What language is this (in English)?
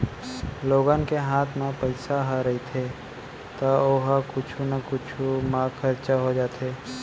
Chhattisgarhi